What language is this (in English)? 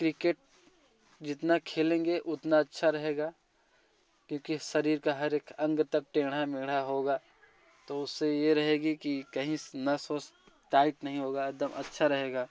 Hindi